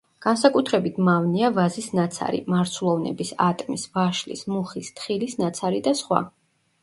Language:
Georgian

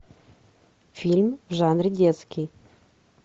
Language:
Russian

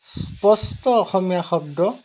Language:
Assamese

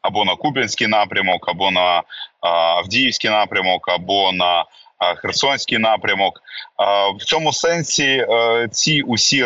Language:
Ukrainian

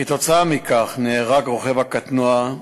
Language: Hebrew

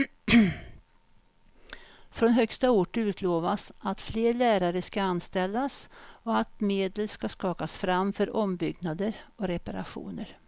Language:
Swedish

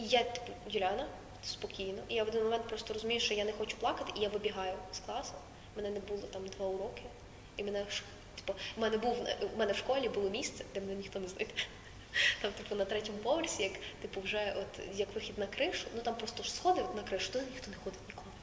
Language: Ukrainian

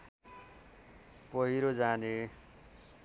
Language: Nepali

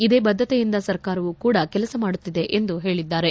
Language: Kannada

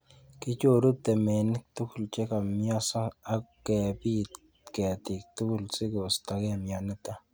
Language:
Kalenjin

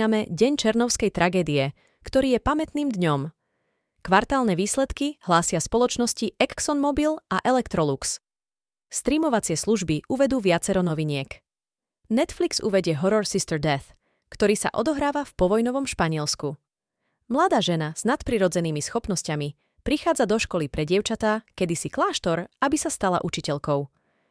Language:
Slovak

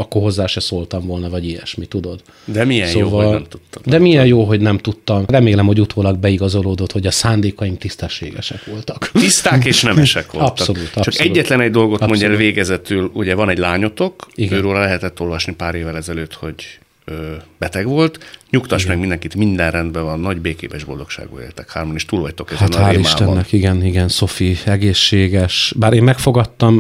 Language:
Hungarian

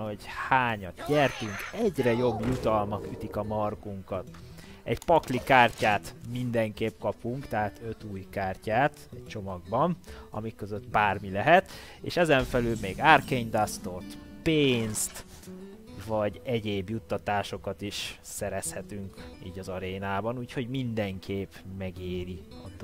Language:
Hungarian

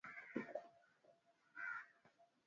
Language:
Swahili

